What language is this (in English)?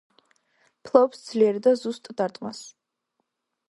Georgian